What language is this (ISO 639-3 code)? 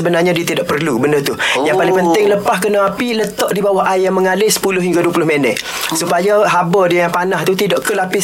msa